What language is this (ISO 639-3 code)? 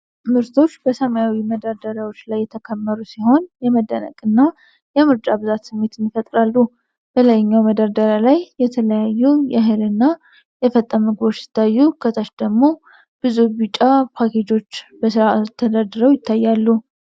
amh